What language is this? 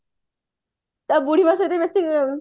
Odia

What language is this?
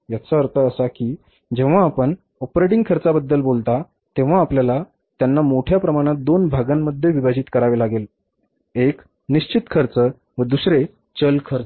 Marathi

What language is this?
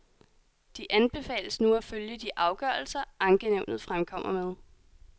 Danish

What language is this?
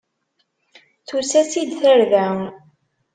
Kabyle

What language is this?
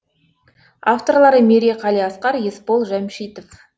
Kazakh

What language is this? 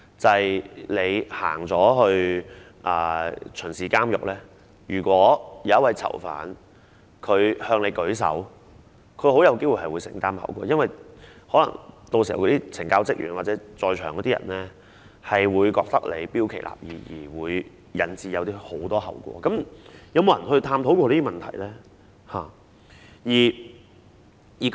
Cantonese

